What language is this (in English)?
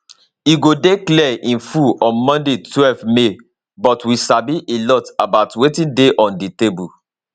Nigerian Pidgin